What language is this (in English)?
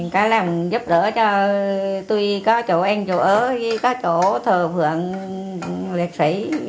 Vietnamese